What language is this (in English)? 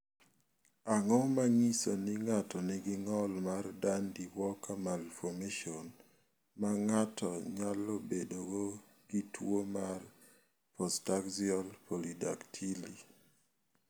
Luo (Kenya and Tanzania)